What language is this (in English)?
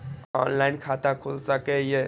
Maithili